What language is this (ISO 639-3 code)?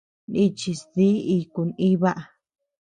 cux